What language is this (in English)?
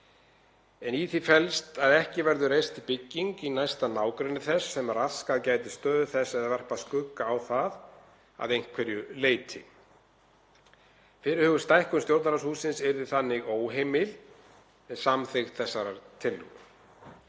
Icelandic